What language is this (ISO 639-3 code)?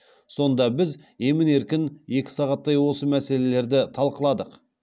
kaz